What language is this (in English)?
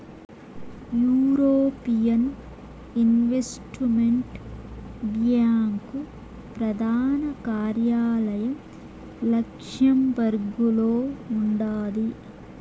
Telugu